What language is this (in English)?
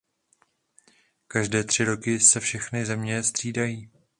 Czech